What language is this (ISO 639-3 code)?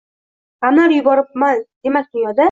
uzb